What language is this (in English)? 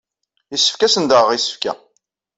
Kabyle